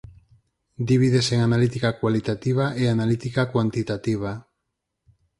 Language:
Galician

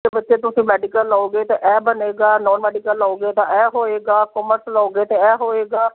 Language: Punjabi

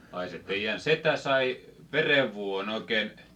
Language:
Finnish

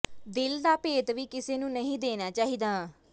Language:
Punjabi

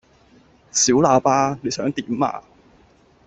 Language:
Cantonese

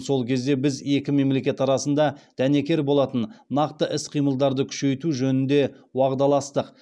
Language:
Kazakh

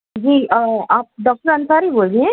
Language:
Urdu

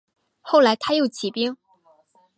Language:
Chinese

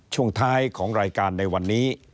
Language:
Thai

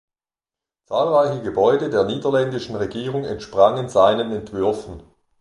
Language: German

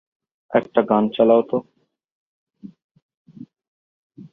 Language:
Bangla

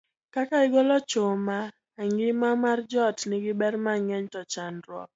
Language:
Luo (Kenya and Tanzania)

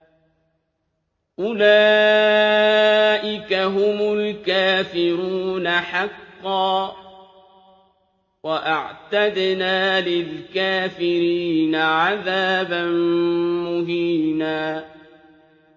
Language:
Arabic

